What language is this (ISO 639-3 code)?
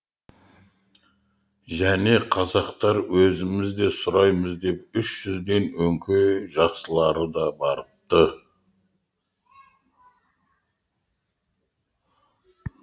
kaz